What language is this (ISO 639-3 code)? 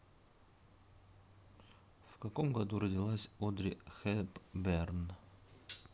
rus